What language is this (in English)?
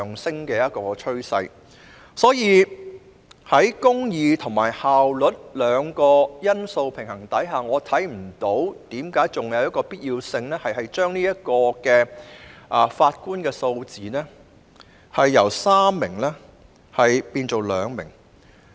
Cantonese